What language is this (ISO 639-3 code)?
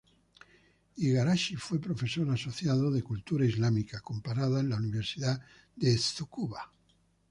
spa